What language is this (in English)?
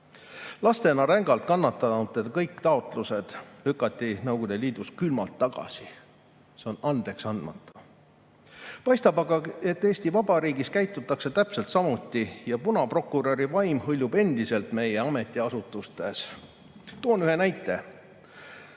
Estonian